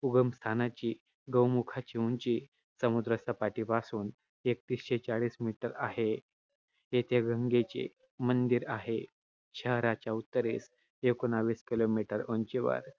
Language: Marathi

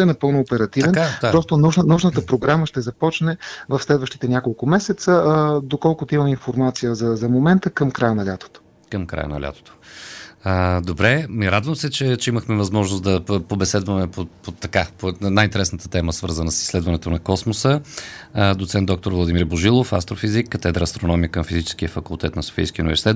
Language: Bulgarian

